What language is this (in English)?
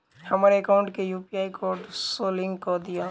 Maithili